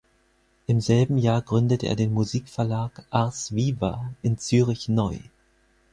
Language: German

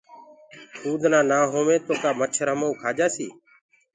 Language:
Gurgula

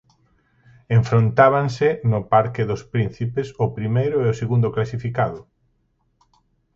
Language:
Galician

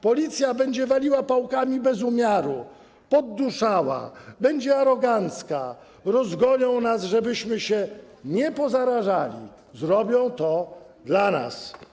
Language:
Polish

